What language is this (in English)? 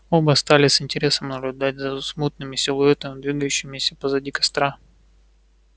Russian